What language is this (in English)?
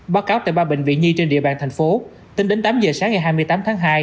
Vietnamese